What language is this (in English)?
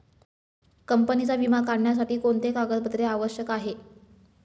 Marathi